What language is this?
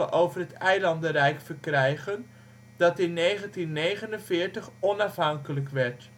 Dutch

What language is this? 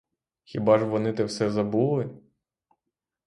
Ukrainian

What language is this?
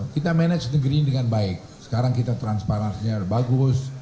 Indonesian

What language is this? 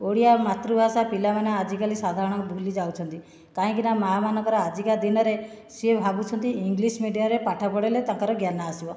Odia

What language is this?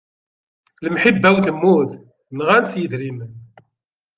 Kabyle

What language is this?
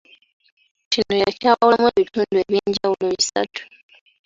Ganda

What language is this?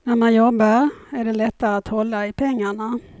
Swedish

